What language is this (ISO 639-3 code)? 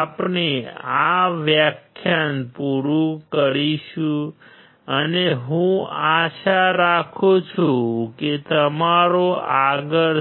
guj